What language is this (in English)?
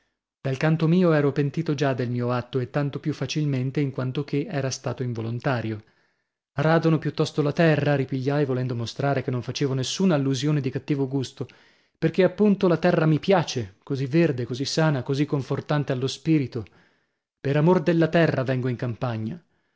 Italian